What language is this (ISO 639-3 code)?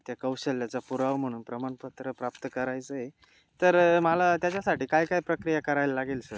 mar